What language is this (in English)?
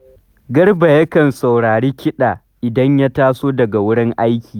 Hausa